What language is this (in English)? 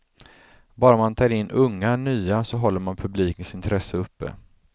Swedish